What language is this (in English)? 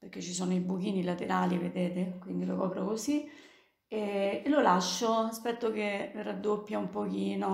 Italian